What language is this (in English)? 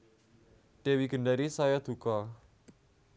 Javanese